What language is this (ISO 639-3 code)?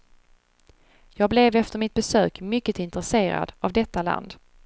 swe